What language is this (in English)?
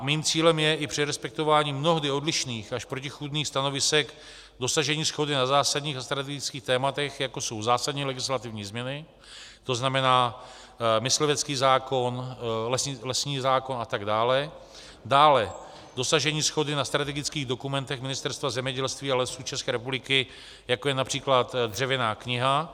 Czech